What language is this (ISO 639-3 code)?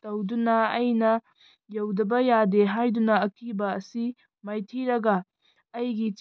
mni